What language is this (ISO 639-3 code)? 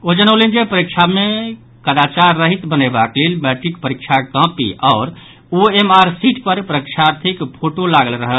mai